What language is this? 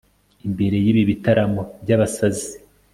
Kinyarwanda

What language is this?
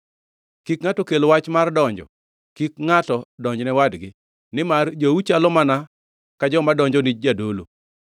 Luo (Kenya and Tanzania)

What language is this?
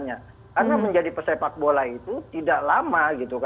Indonesian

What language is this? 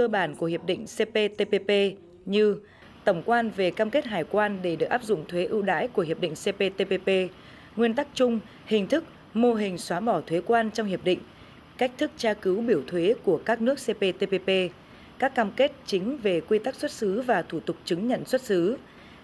Vietnamese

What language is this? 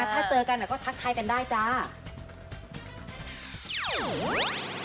Thai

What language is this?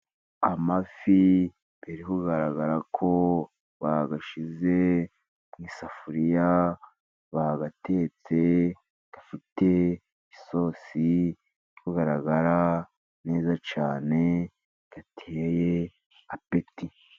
Kinyarwanda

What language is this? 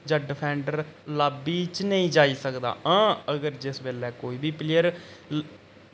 Dogri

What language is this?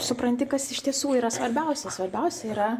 Lithuanian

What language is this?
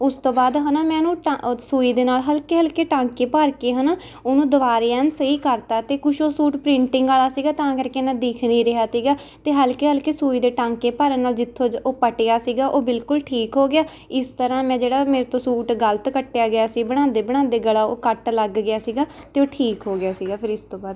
Punjabi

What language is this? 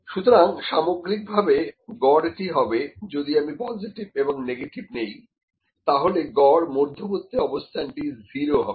Bangla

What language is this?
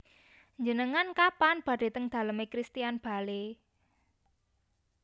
Javanese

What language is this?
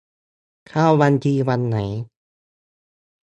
Thai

